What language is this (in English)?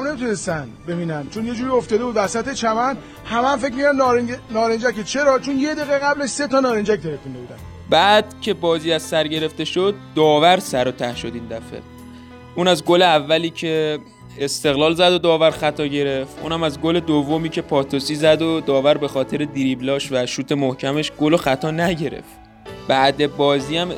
Persian